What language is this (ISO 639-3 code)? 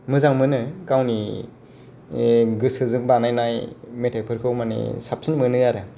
brx